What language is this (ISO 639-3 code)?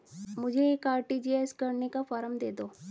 hin